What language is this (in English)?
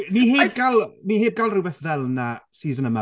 Welsh